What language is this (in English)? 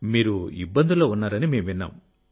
Telugu